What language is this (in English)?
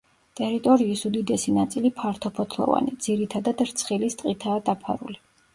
Georgian